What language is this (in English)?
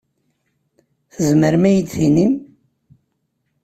Kabyle